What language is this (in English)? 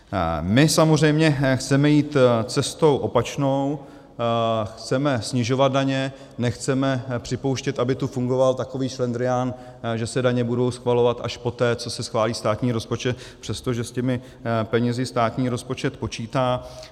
Czech